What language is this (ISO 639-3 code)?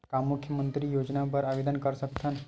hne